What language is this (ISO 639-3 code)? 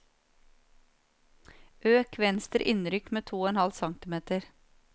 nor